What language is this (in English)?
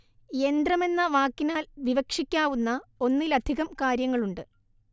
Malayalam